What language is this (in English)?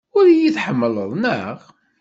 Kabyle